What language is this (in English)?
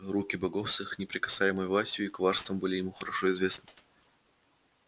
Russian